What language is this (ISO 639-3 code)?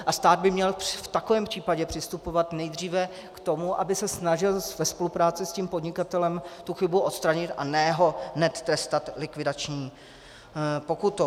ces